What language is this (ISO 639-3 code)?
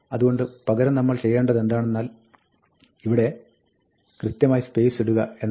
mal